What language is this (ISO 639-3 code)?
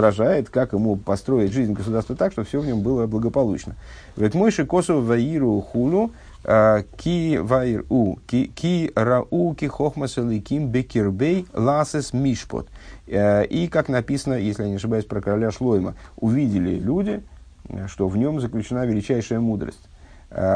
rus